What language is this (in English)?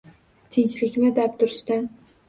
Uzbek